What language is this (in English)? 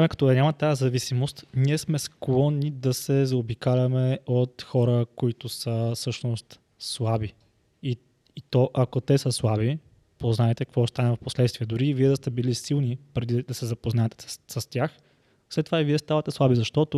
Bulgarian